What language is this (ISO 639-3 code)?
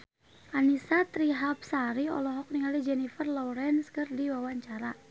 sun